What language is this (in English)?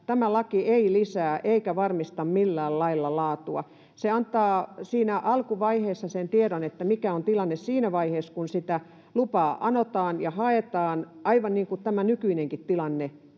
Finnish